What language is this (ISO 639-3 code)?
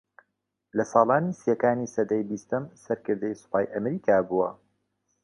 ckb